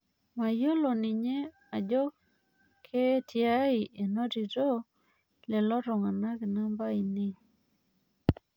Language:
Masai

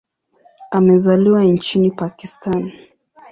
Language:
Swahili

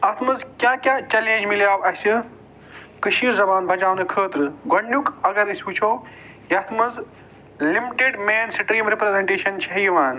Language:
Kashmiri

